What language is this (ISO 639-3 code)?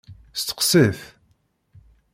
kab